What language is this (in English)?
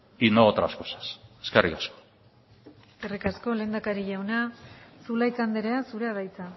Basque